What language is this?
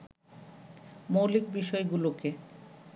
Bangla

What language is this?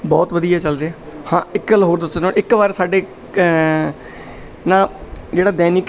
Punjabi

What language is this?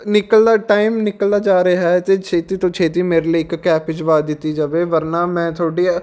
Punjabi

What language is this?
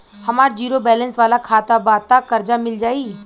Bhojpuri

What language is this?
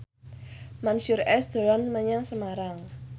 Javanese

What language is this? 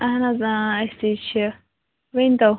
Kashmiri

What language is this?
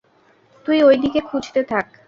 Bangla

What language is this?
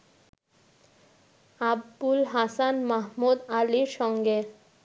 Bangla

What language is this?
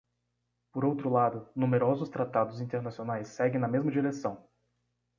Portuguese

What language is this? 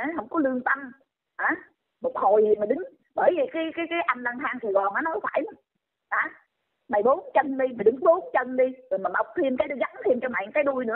Vietnamese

